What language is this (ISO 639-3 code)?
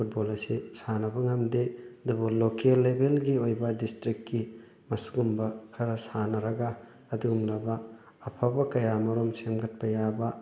mni